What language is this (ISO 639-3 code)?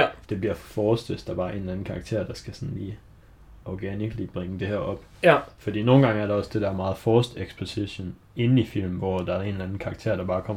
dan